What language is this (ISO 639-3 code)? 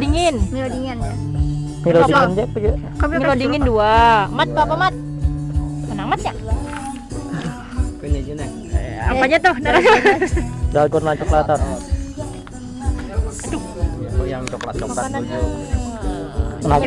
ind